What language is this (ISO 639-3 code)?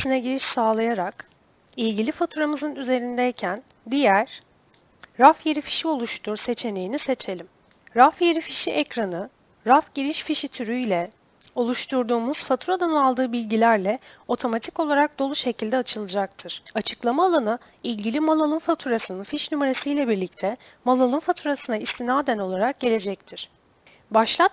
tur